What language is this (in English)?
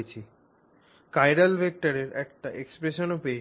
Bangla